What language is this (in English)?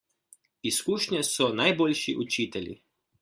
Slovenian